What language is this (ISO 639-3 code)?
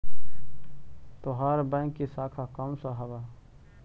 mag